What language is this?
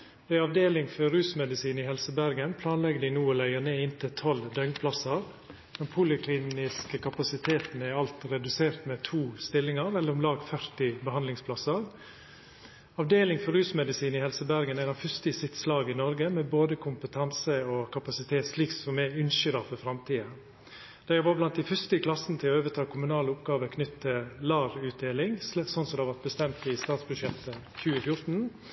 Norwegian Nynorsk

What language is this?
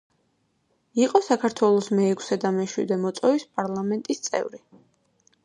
Georgian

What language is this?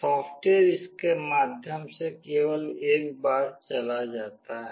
Hindi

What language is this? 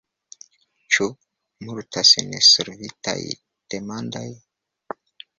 Esperanto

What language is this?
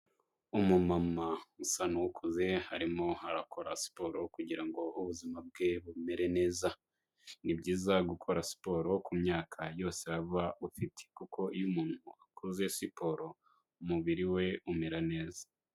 Kinyarwanda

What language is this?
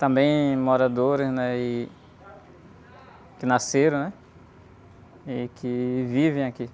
Portuguese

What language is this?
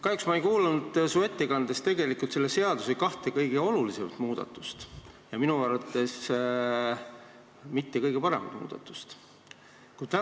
Estonian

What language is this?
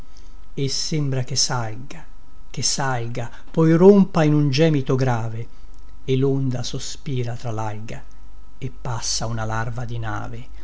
Italian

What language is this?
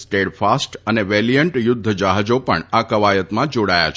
Gujarati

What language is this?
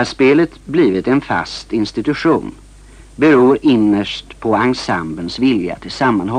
Swedish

